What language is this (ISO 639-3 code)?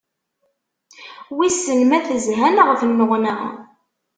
kab